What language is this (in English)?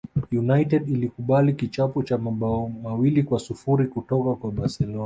Swahili